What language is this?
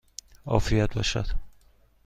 Persian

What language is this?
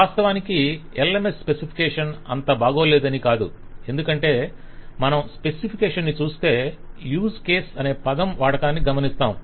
Telugu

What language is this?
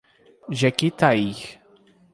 Portuguese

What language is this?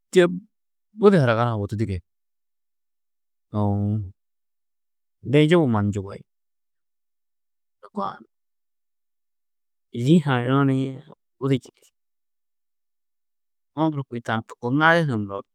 Tedaga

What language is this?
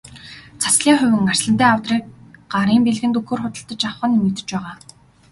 Mongolian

